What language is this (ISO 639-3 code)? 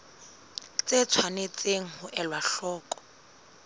sot